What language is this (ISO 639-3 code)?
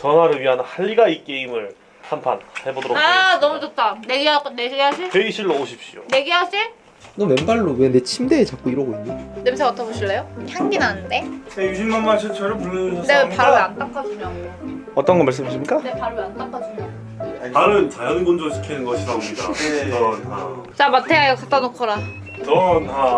kor